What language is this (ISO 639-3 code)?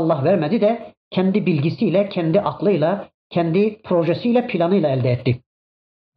tur